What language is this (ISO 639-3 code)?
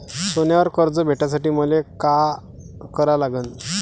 mar